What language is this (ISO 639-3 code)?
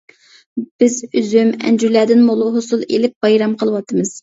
uig